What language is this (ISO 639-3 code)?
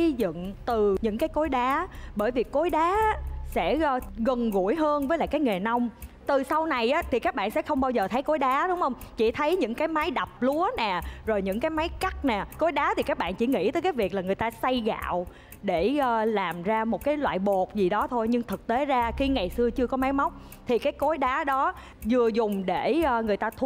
vie